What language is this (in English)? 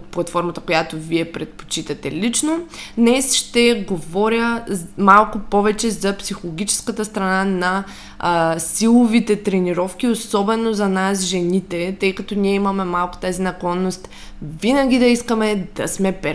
Bulgarian